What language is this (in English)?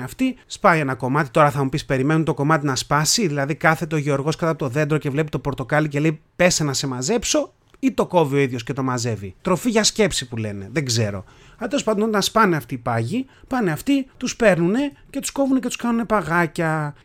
Greek